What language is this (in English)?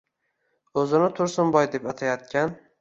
Uzbek